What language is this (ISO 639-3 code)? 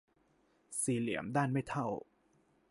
tha